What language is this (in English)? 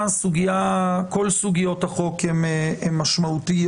Hebrew